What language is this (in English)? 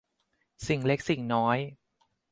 Thai